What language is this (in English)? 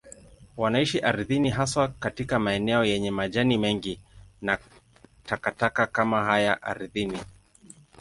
Swahili